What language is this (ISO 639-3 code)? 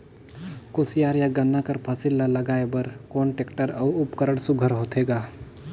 hne